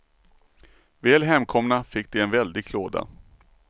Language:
Swedish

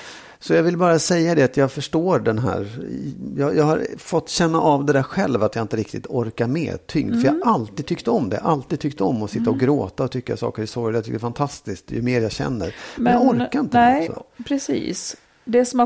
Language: Swedish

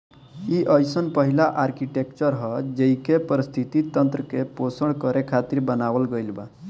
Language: Bhojpuri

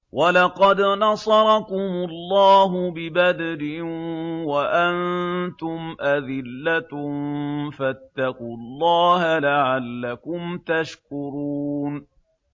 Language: Arabic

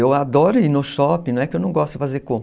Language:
Portuguese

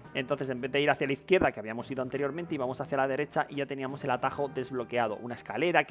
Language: Spanish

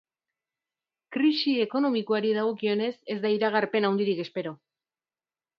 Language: Basque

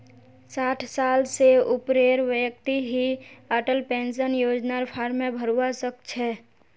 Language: Magahi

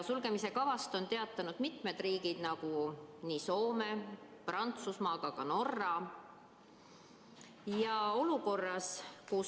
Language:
Estonian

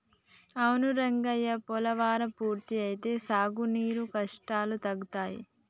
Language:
Telugu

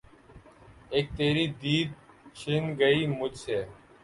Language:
Urdu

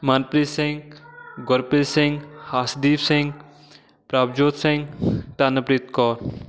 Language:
Punjabi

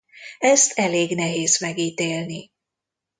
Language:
Hungarian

